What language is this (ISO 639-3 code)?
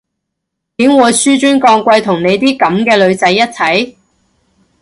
yue